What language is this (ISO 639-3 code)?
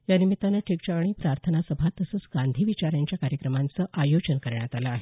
mar